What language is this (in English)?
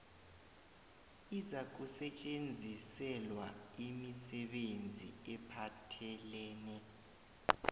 South Ndebele